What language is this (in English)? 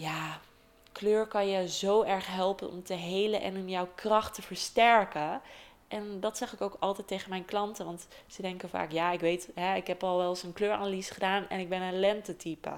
Dutch